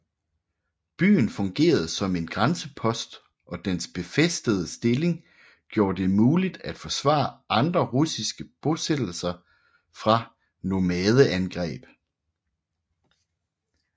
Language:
Danish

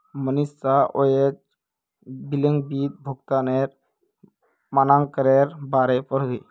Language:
Magahi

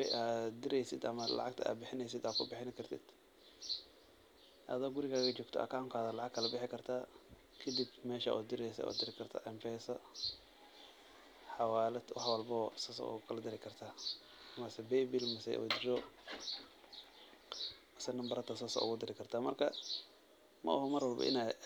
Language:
Somali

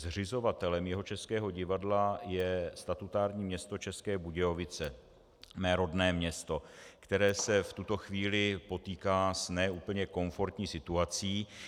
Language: Czech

